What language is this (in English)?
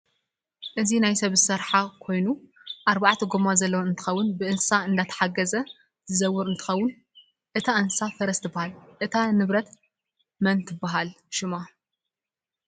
Tigrinya